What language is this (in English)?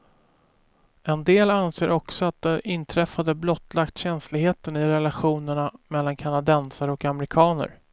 Swedish